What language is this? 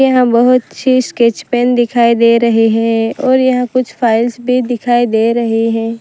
Hindi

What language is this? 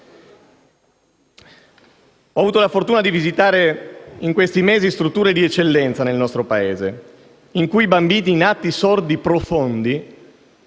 Italian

